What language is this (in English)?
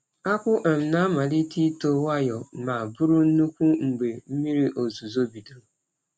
Igbo